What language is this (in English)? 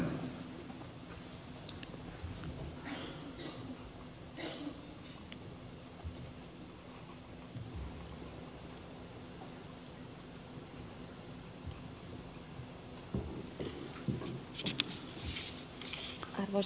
Finnish